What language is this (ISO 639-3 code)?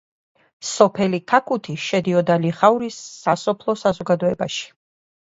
kat